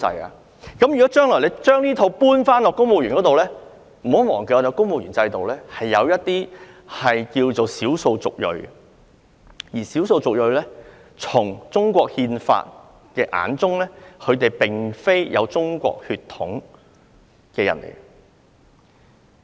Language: Cantonese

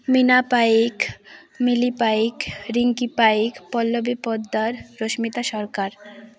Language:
Odia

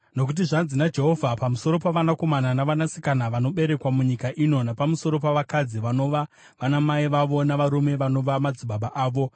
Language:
Shona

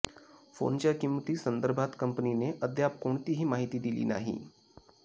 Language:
Marathi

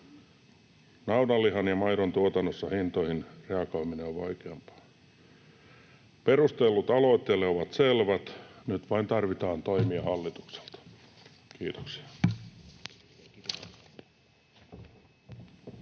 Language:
Finnish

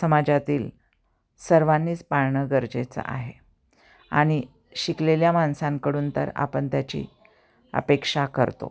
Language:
Marathi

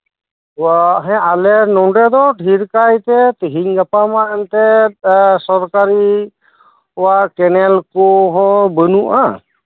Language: Santali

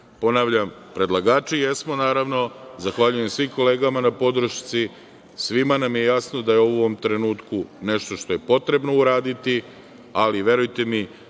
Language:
Serbian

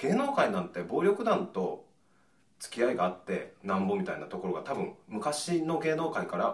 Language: Japanese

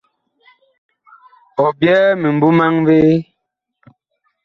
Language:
Bakoko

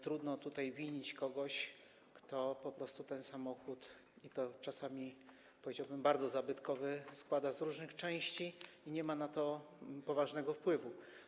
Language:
Polish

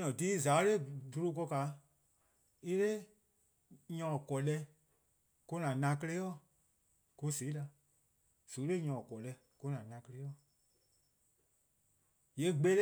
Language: Eastern Krahn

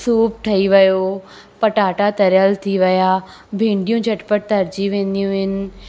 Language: Sindhi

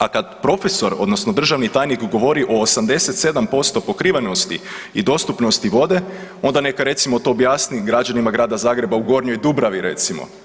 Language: Croatian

